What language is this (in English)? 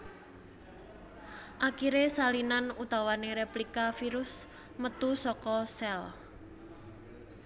Javanese